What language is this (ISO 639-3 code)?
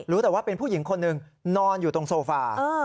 tha